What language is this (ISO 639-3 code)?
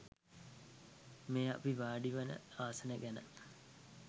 sin